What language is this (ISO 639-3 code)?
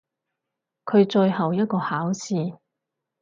yue